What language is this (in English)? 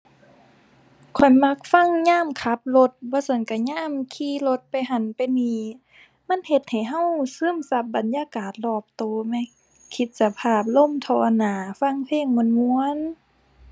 Thai